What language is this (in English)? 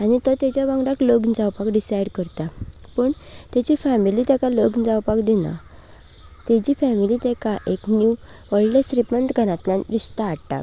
Konkani